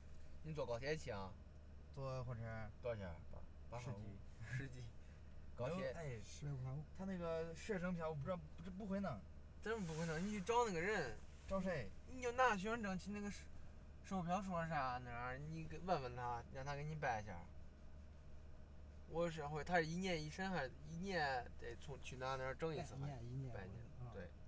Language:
Chinese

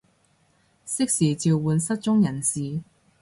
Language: Cantonese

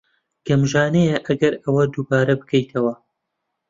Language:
Central Kurdish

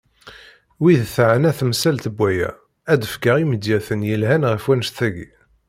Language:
Kabyle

